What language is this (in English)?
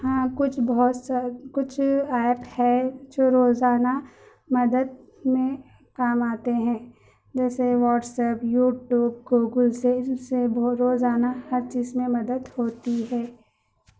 Urdu